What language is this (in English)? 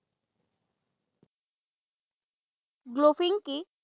Assamese